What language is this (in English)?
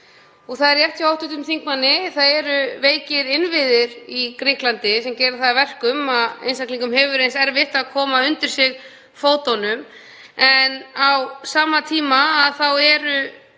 Icelandic